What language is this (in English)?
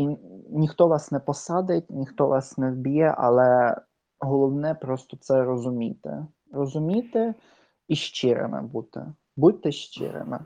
Ukrainian